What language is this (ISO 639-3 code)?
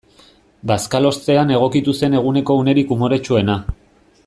eus